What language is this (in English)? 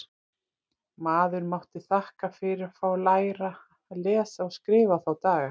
Icelandic